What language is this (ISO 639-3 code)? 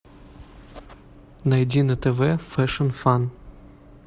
rus